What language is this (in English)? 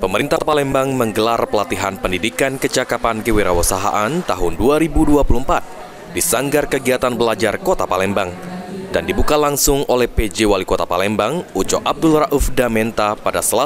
Indonesian